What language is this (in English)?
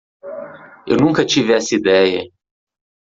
Portuguese